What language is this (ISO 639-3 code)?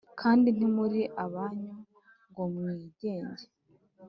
kin